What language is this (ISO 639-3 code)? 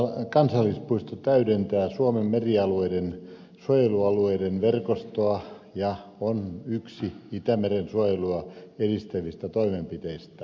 fin